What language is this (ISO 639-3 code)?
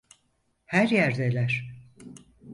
tur